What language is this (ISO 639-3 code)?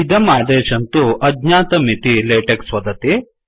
san